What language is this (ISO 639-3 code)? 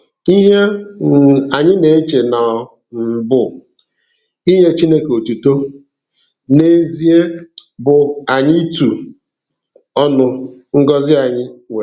ibo